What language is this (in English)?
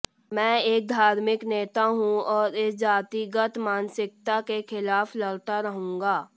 Hindi